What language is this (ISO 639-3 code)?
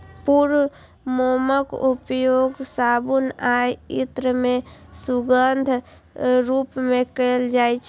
mai